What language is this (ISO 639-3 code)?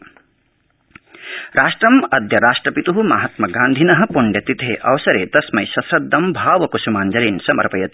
san